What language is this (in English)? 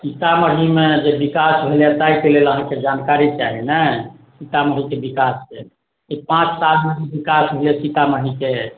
Maithili